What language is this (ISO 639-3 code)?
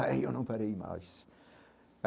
por